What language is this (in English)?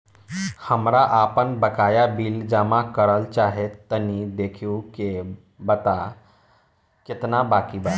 Bhojpuri